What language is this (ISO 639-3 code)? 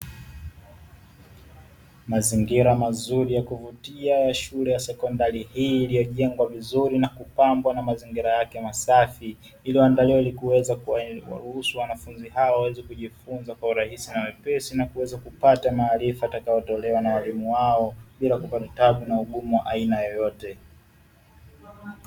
swa